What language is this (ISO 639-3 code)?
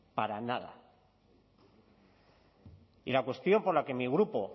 spa